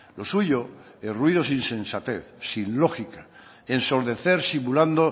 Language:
Spanish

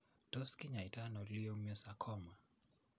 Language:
Kalenjin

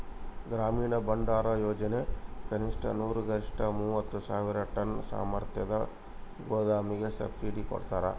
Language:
Kannada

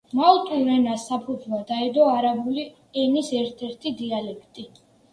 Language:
Georgian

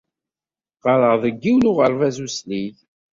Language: Kabyle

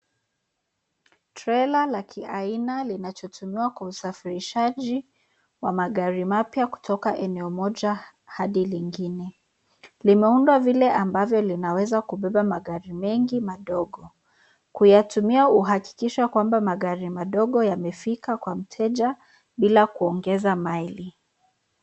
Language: Swahili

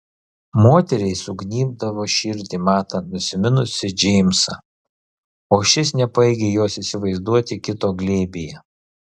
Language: Lithuanian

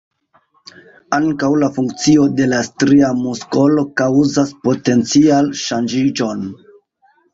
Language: Esperanto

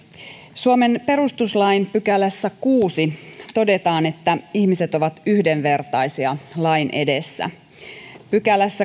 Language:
Finnish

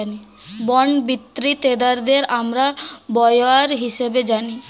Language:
Bangla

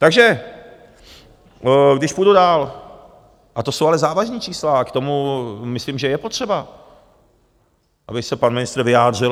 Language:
Czech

